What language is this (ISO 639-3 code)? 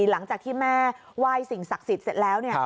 tha